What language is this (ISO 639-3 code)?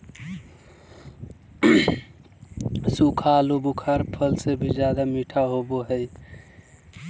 mag